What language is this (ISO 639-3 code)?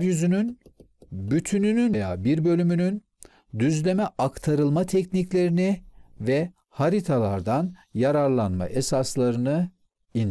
tur